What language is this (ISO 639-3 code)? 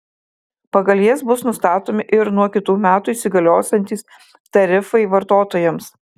lit